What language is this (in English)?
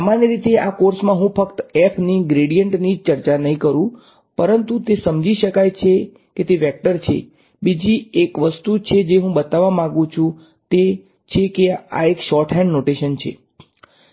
Gujarati